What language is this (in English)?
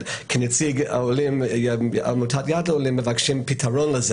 Hebrew